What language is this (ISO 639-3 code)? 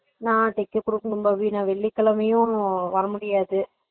tam